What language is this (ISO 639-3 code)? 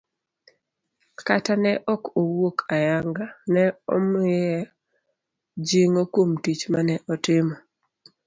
luo